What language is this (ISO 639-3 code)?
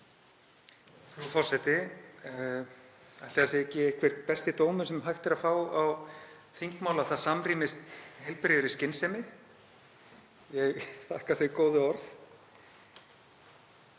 isl